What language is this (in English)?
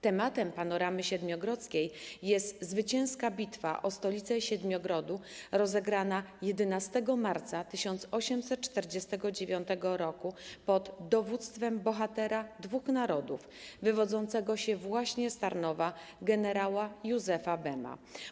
Polish